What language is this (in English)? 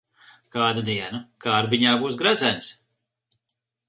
Latvian